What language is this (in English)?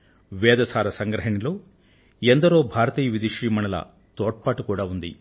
Telugu